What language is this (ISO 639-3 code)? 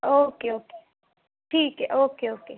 pan